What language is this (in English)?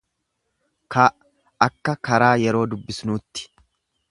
Oromo